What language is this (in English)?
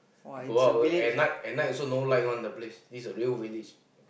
English